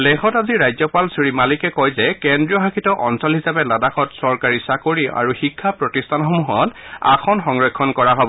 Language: Assamese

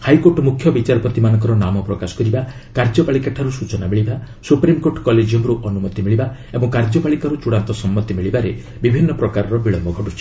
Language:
Odia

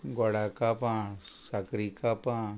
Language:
Konkani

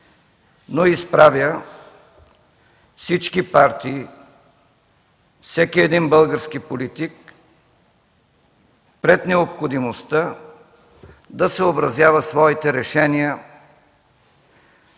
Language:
Bulgarian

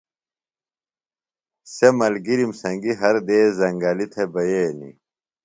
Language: Phalura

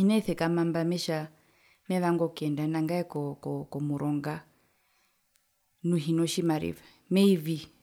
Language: Herero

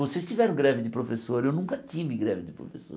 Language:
Portuguese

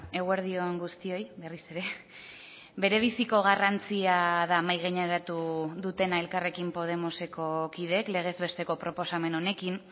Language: Basque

